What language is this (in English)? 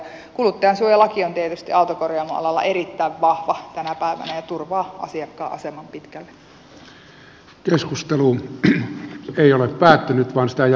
Finnish